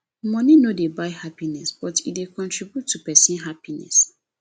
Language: Nigerian Pidgin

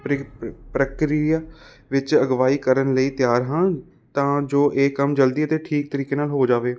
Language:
Punjabi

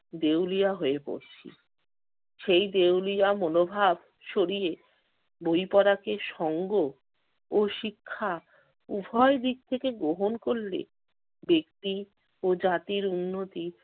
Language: Bangla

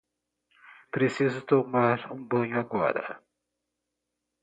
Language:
Portuguese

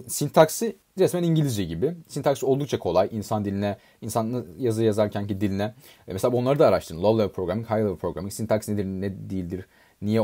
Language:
Turkish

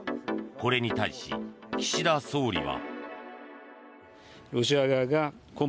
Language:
Japanese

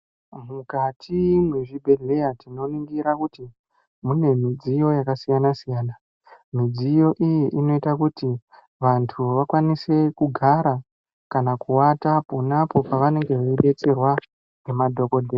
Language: Ndau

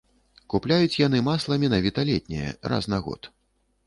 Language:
Belarusian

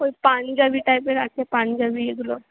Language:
Bangla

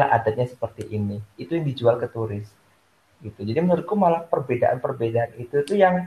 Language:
Indonesian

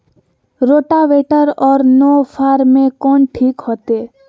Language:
Magahi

